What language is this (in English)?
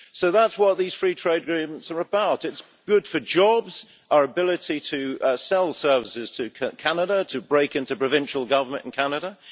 English